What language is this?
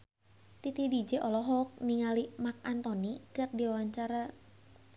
Sundanese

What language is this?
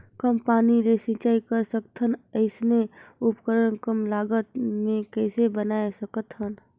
Chhattisgarhi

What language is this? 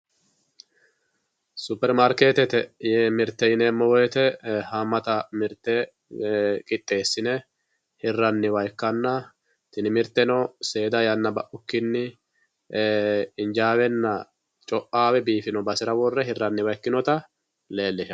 Sidamo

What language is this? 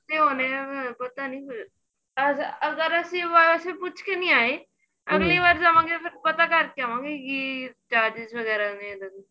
Punjabi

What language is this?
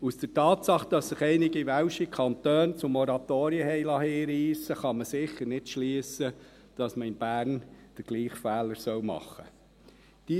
Swiss German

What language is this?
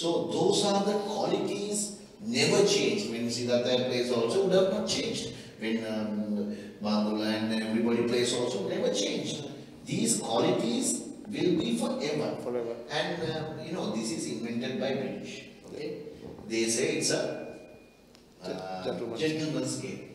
English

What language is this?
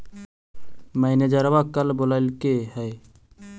Magahi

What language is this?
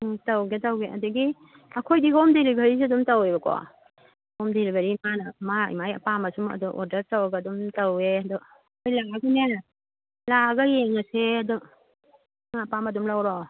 Manipuri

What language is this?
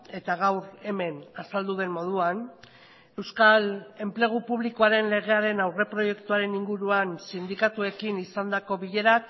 Basque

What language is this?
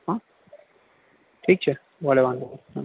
Gujarati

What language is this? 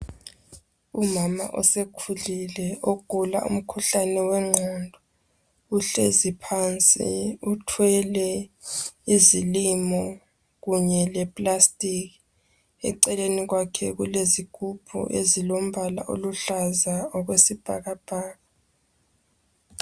North Ndebele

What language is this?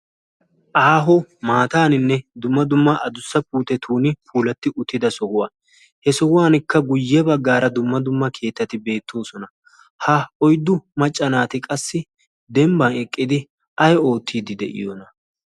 Wolaytta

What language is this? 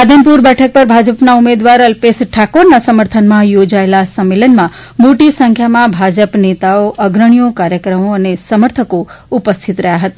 Gujarati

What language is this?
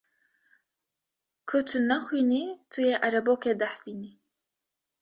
Kurdish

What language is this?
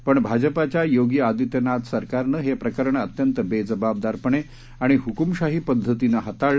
Marathi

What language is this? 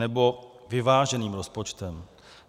Czech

